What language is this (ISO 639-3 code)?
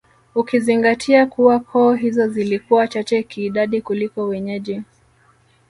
swa